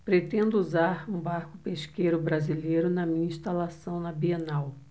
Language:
Portuguese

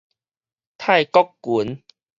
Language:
Min Nan Chinese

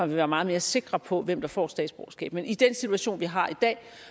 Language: Danish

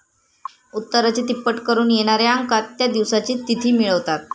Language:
Marathi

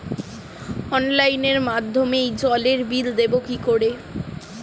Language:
Bangla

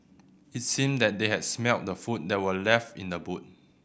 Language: English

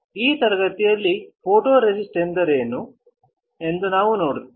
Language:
Kannada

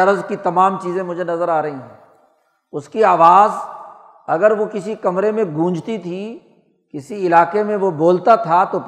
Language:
Urdu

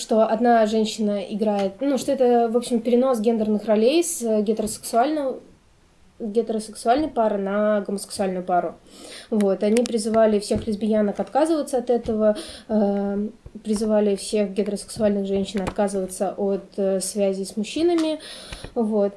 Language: Russian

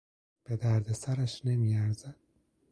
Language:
Persian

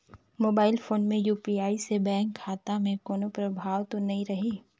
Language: Chhattisgarhi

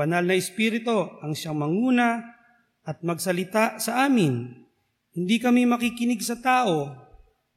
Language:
Filipino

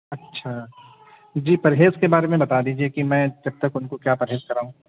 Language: Urdu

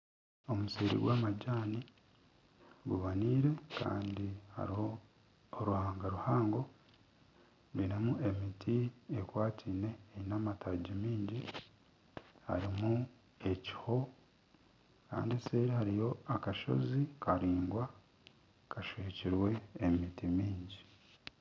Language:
Nyankole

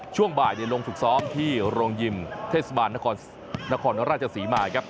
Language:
Thai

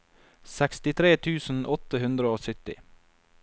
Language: Norwegian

